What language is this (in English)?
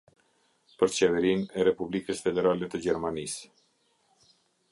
Albanian